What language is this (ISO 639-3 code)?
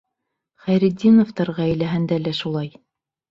bak